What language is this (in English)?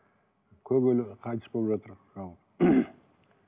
Kazakh